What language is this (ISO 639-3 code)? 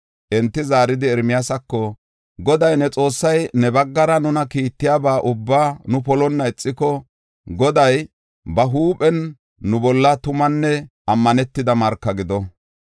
gof